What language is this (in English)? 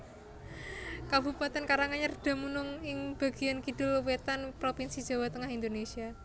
Javanese